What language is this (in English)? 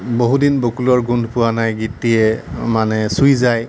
Assamese